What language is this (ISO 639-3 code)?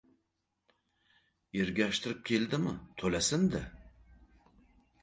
uzb